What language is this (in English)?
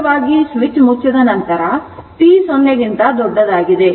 Kannada